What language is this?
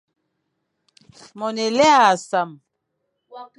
Fang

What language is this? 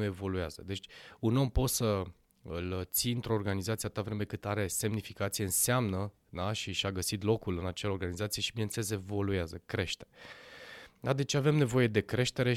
Romanian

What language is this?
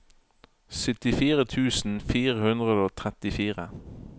Norwegian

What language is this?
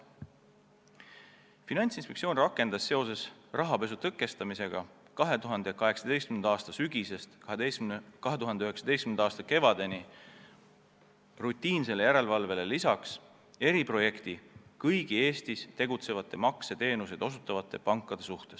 Estonian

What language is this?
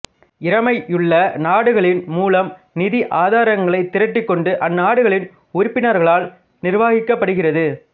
Tamil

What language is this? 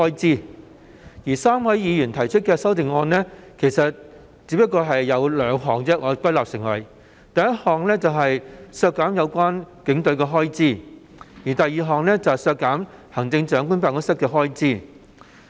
Cantonese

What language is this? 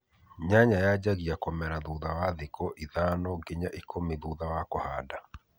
Kikuyu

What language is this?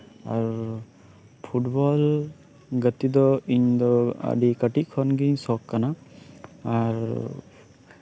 Santali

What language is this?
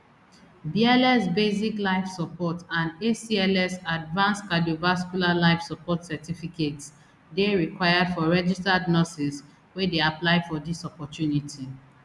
Nigerian Pidgin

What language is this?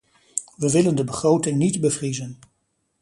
Dutch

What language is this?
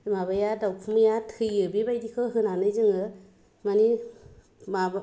Bodo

